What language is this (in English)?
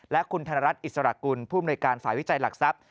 Thai